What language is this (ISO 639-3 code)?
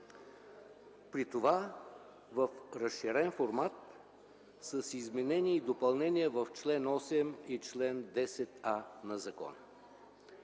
bul